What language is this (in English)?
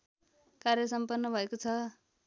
Nepali